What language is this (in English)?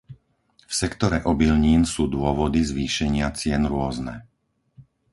Slovak